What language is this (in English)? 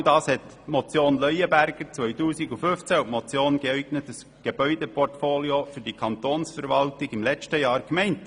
Swiss German